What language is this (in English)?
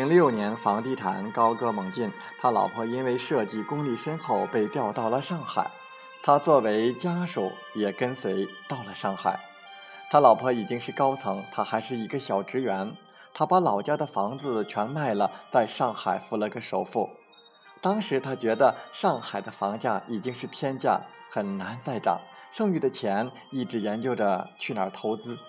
Chinese